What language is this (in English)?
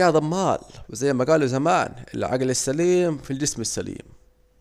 Saidi Arabic